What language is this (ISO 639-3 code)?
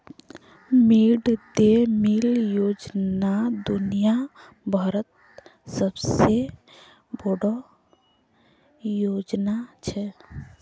mag